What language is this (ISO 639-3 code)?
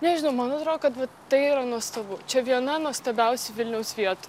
lit